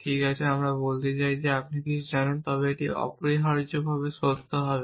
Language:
Bangla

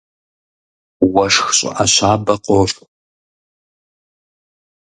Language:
Kabardian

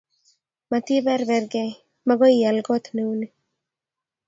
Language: Kalenjin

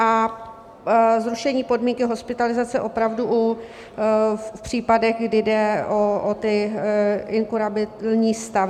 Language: Czech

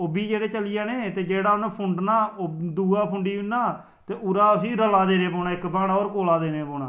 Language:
Dogri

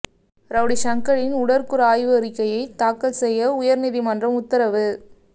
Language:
Tamil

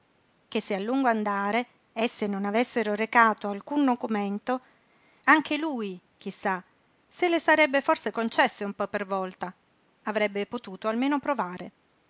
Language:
Italian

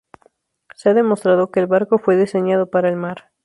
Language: Spanish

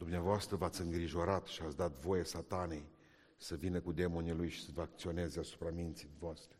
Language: Romanian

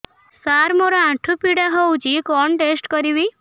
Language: Odia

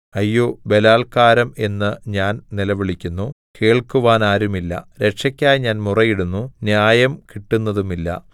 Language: Malayalam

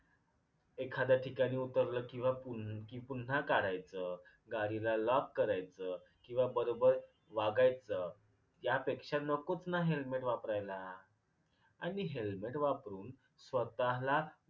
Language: Marathi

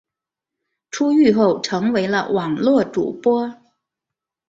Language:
Chinese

